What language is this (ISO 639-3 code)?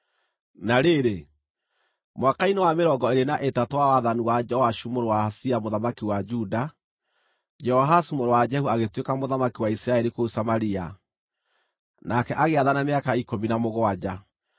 kik